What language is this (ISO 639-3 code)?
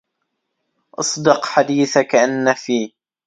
ara